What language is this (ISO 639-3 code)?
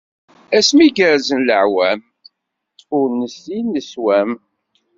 kab